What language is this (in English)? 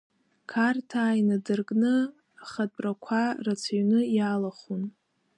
Abkhazian